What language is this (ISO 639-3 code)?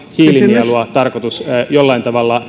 fin